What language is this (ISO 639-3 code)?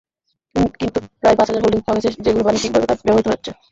ben